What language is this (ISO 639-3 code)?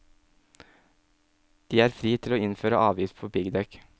nor